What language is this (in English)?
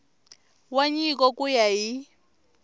Tsonga